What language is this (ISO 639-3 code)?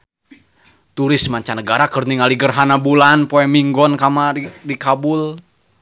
sun